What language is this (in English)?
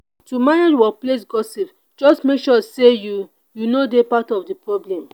Nigerian Pidgin